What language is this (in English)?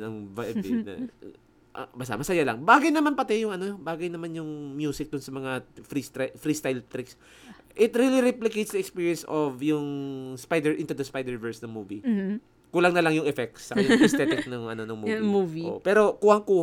Filipino